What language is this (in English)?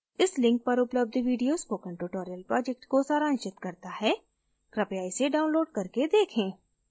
Hindi